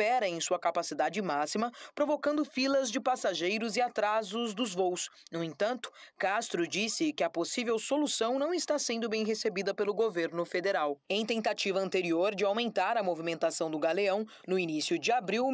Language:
Portuguese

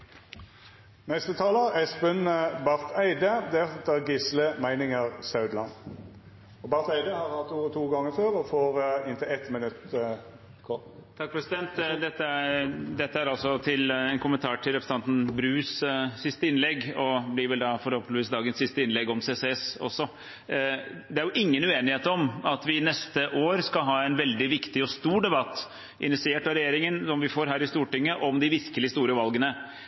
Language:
Norwegian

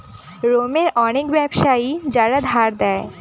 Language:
Bangla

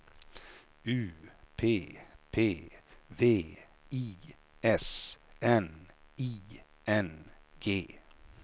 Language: Swedish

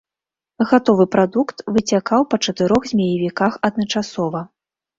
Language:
Belarusian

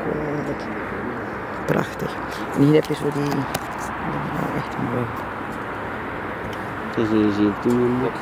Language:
Dutch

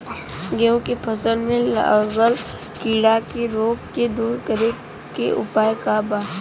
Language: Bhojpuri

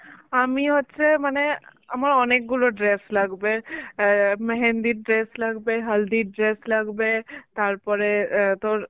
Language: Bangla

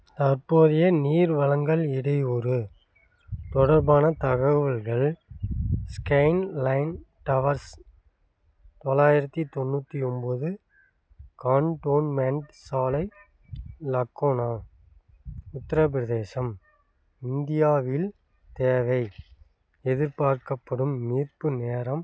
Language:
Tamil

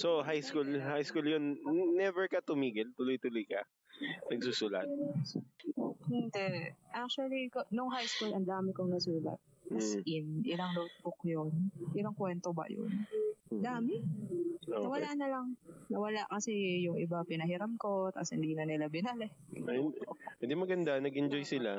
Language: Filipino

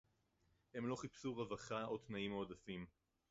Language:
Hebrew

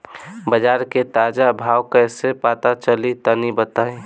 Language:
Bhojpuri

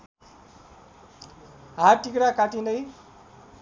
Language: Nepali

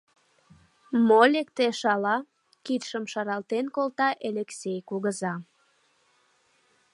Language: Mari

